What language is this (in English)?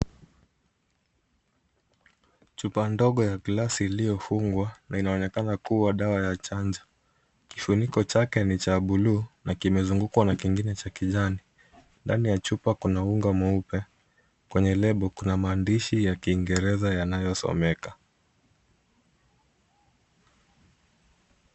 Swahili